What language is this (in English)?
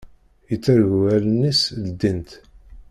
Kabyle